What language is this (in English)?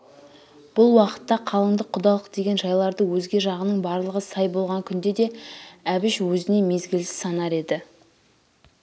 Kazakh